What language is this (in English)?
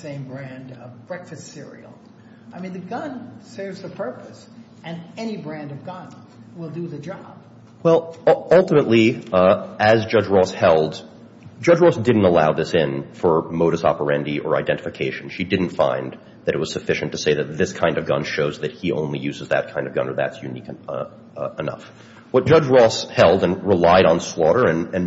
English